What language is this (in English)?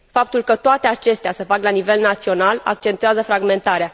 Romanian